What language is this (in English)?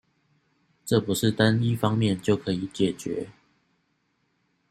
Chinese